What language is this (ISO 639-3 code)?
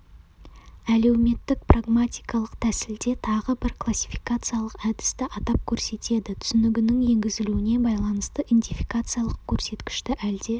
kaz